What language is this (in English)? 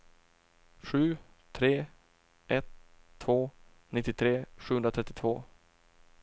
Swedish